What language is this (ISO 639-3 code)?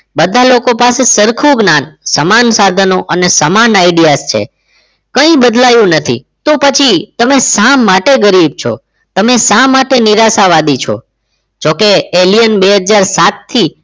guj